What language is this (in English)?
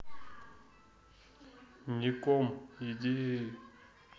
Russian